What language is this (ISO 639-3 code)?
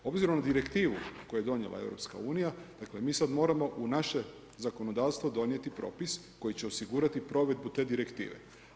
hrv